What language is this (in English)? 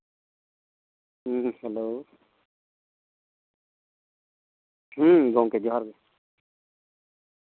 Santali